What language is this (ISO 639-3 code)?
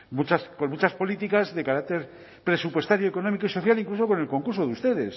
spa